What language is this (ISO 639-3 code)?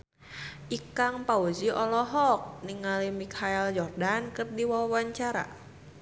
sun